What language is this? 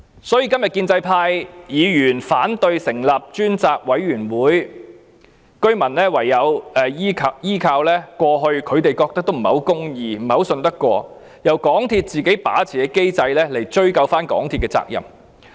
Cantonese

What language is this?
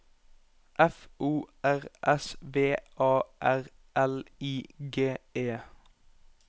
Norwegian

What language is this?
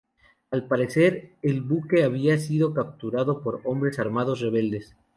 Spanish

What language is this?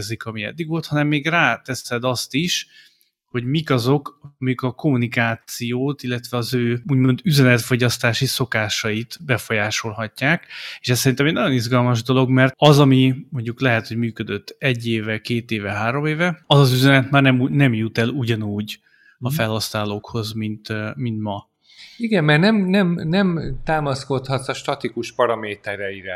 Hungarian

